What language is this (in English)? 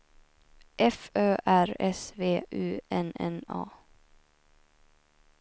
Swedish